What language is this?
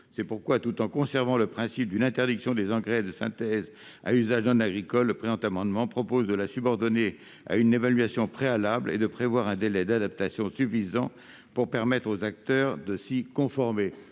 French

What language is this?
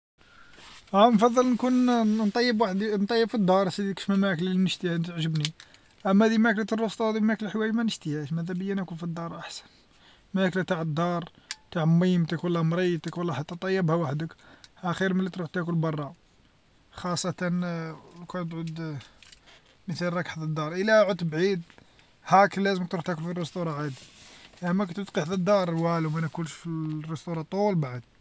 Algerian Arabic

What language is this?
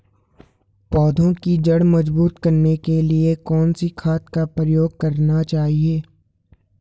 Hindi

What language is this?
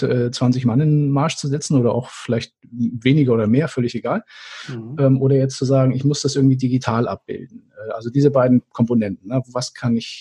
German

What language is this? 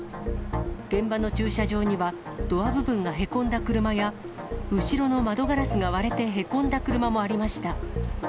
Japanese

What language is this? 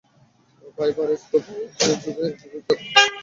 Bangla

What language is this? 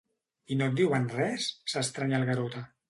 Catalan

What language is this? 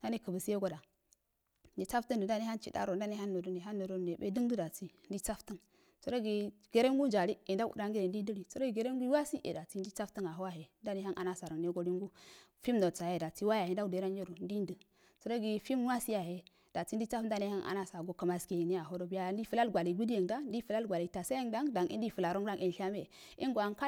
Afade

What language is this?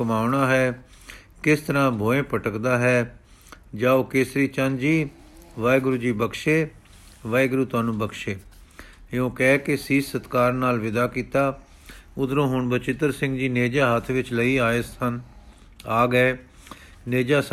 Punjabi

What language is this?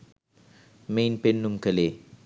Sinhala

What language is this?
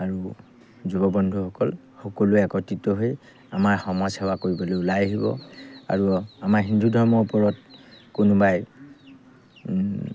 Assamese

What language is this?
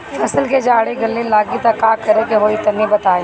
Bhojpuri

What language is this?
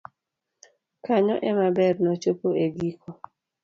Luo (Kenya and Tanzania)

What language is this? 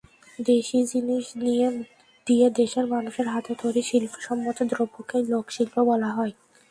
Bangla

